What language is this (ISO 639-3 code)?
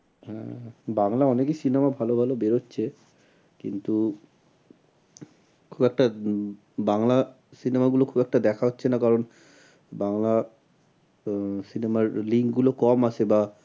ben